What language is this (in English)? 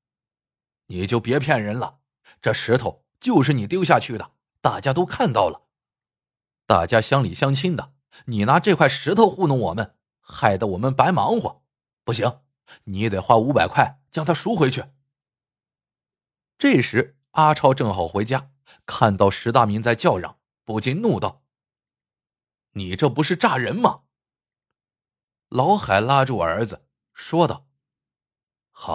Chinese